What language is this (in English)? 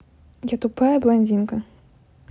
Russian